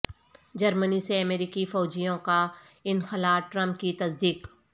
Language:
Urdu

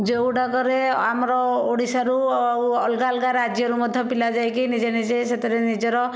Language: Odia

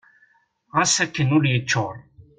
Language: Kabyle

